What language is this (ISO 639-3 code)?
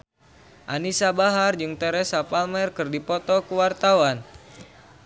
sun